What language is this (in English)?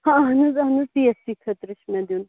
Kashmiri